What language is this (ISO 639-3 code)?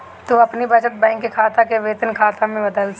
bho